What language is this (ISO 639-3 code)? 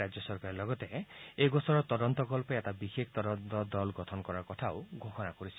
asm